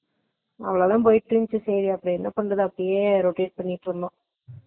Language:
Tamil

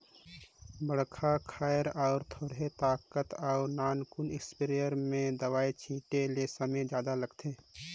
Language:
Chhattisgarhi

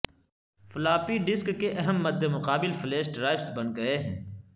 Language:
Urdu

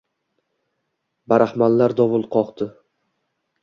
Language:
Uzbek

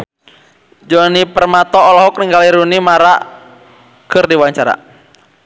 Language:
Sundanese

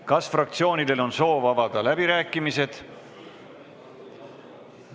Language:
Estonian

